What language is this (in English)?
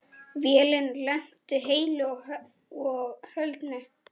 Icelandic